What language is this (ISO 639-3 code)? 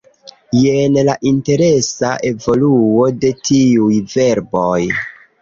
epo